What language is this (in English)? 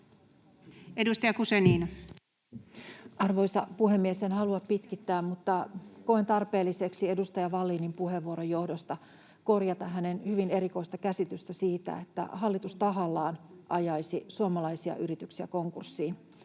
Finnish